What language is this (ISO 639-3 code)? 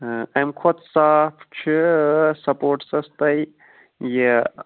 kas